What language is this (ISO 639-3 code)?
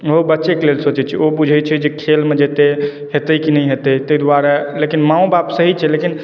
mai